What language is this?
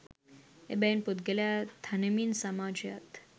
Sinhala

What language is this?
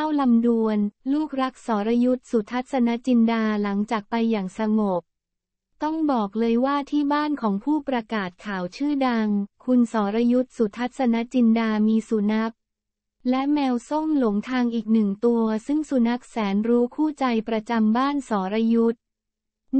Thai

